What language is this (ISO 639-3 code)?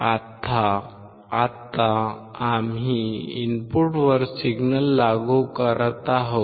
mar